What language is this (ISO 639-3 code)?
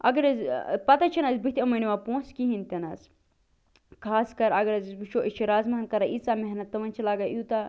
kas